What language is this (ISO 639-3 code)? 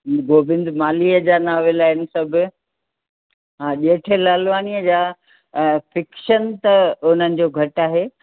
snd